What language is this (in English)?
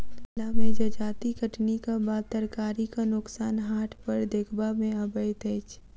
Maithili